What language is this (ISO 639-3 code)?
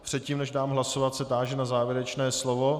ces